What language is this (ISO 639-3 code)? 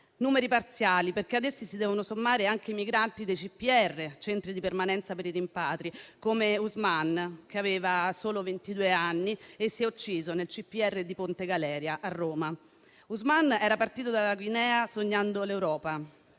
ita